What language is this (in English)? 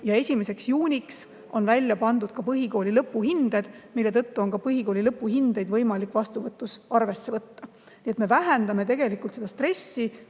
Estonian